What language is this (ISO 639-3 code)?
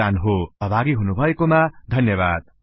nep